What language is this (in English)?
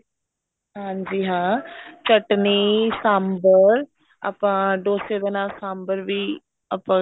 Punjabi